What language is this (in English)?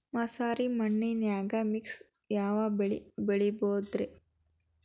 Kannada